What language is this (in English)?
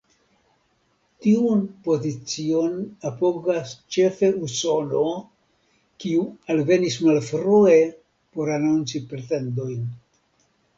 Esperanto